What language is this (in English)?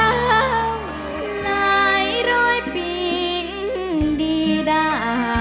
Thai